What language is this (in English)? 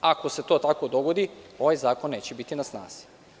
Serbian